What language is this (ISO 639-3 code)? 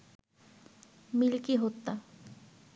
ben